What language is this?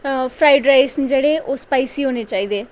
Dogri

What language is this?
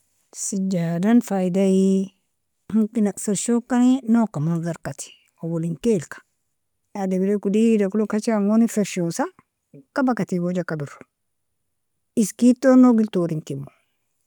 Nobiin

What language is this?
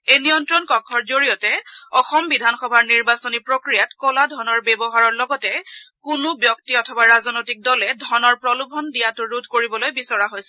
Assamese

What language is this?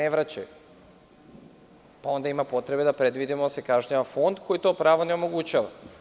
Serbian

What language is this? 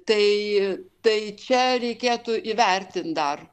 Lithuanian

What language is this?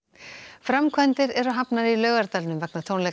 Icelandic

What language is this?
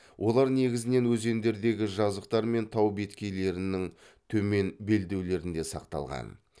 Kazakh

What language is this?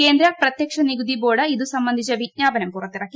Malayalam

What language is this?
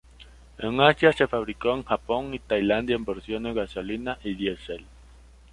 Spanish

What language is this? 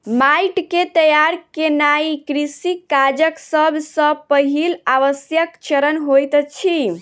Maithili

